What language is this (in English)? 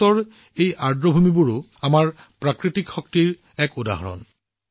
Assamese